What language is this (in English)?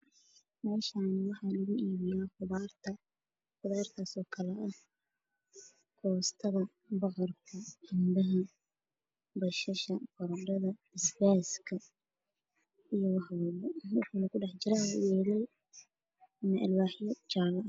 Somali